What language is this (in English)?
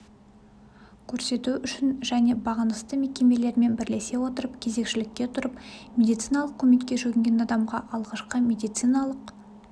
Kazakh